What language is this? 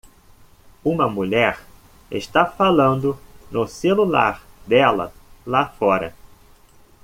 Portuguese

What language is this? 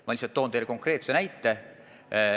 Estonian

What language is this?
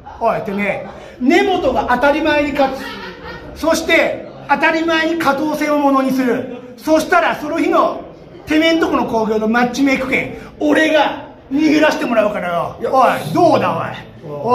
Japanese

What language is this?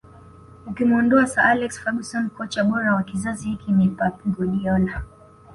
Swahili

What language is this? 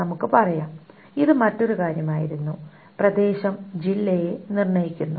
Malayalam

